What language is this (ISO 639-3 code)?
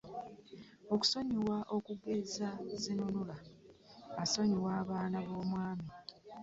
lug